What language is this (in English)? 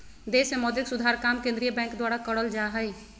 Magahi